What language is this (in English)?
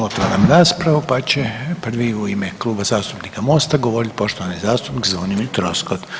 Croatian